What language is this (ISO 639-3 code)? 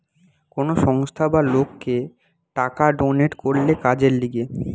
ben